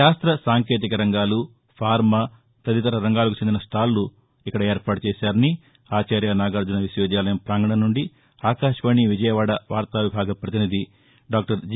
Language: Telugu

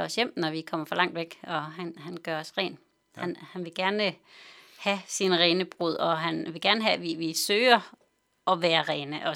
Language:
Danish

